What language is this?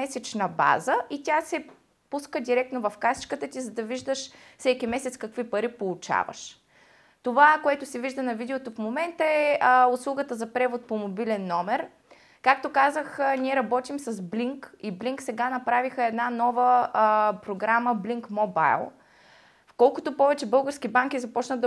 Bulgarian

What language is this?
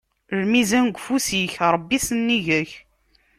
Kabyle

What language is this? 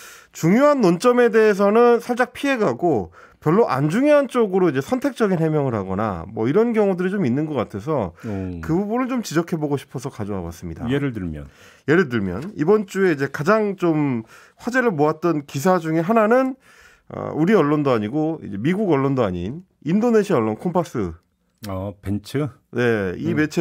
Korean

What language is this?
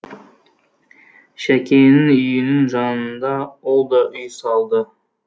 Kazakh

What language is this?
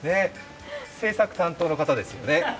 Japanese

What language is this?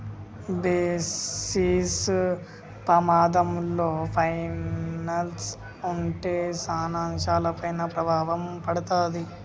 Telugu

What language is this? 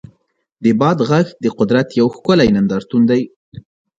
Pashto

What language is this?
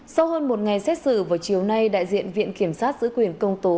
Vietnamese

